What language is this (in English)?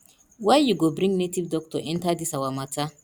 Nigerian Pidgin